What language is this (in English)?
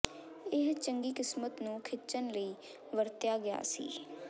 Punjabi